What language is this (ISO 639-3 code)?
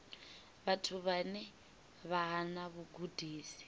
ven